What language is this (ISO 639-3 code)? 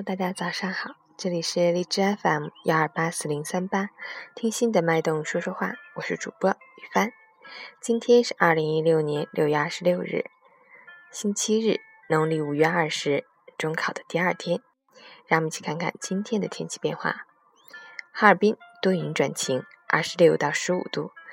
zho